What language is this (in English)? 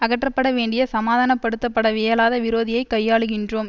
Tamil